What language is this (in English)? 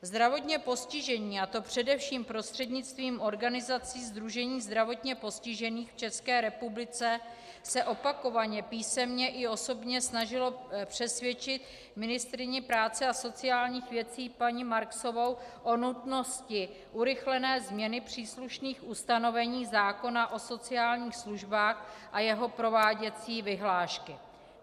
Czech